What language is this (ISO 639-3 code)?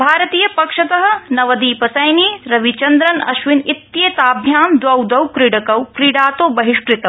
san